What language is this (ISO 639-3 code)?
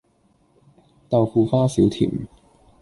yue